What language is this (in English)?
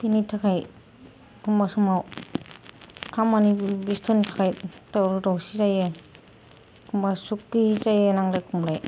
Bodo